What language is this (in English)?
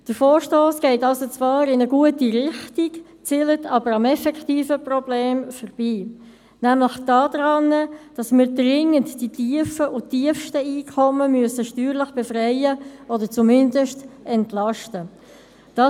Swiss German